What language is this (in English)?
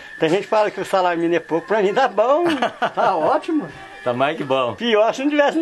Portuguese